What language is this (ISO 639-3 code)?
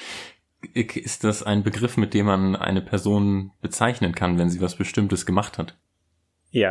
deu